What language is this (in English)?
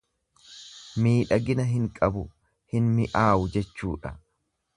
Oromo